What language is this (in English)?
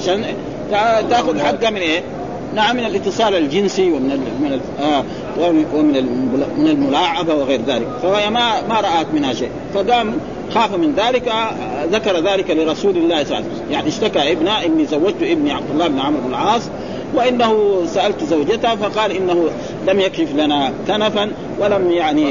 Arabic